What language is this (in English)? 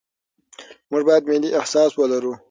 Pashto